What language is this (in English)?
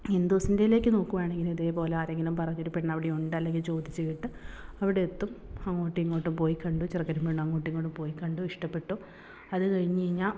Malayalam